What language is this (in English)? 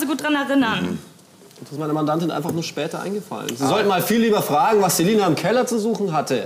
German